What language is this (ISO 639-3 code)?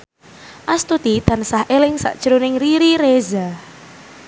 jav